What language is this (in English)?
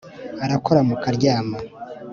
Kinyarwanda